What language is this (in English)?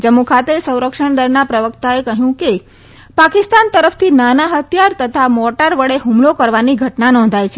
Gujarati